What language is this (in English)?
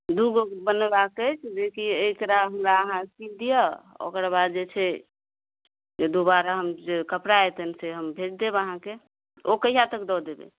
Maithili